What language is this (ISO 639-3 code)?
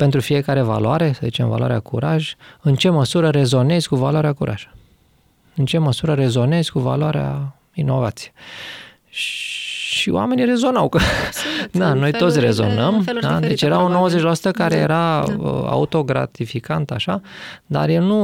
ron